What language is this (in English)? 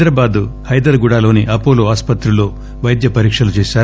Telugu